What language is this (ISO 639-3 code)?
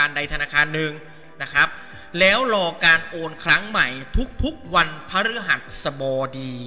tha